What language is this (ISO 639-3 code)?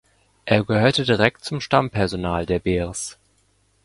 deu